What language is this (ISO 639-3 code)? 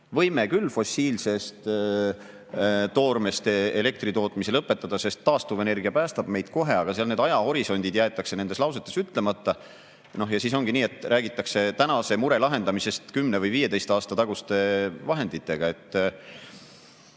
est